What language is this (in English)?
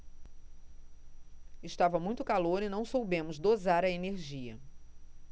Portuguese